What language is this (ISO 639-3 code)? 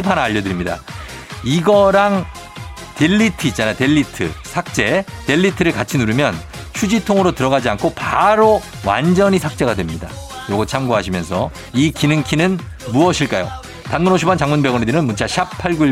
kor